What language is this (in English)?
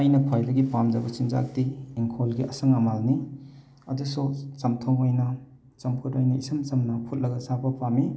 Manipuri